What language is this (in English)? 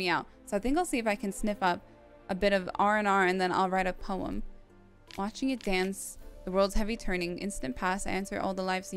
English